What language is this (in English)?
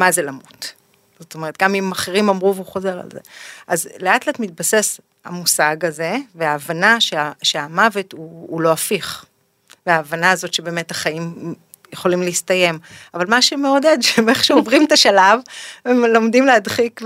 Hebrew